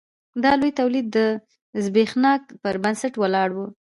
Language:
Pashto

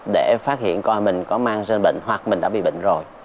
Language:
Vietnamese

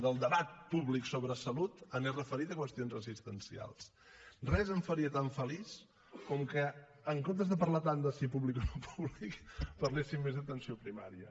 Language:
Catalan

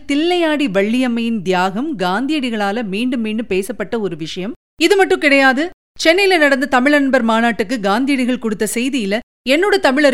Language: Tamil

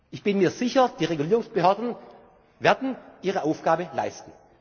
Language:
German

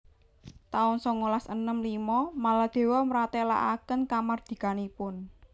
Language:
Javanese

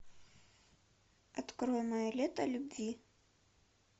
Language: Russian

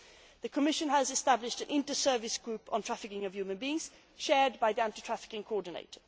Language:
English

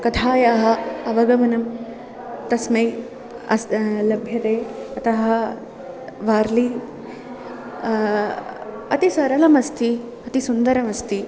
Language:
Sanskrit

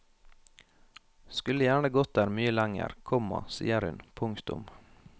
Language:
Norwegian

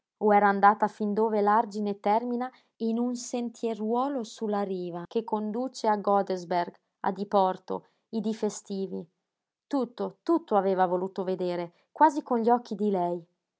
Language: Italian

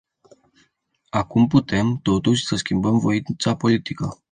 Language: Romanian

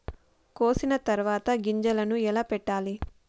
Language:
Telugu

